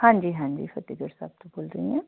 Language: Punjabi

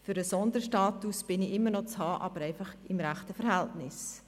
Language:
Swiss German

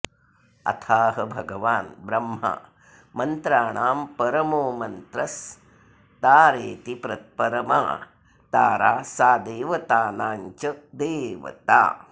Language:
Sanskrit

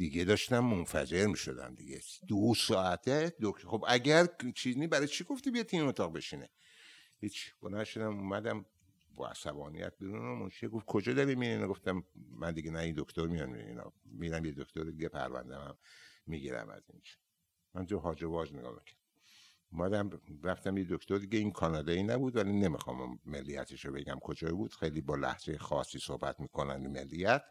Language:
Persian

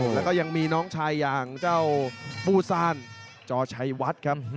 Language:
Thai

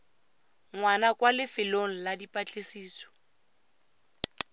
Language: Tswana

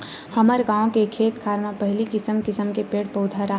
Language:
Chhattisgarhi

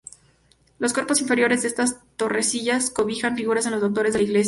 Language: Spanish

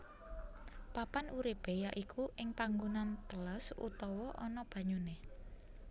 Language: Javanese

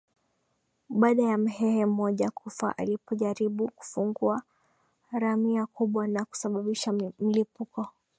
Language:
Swahili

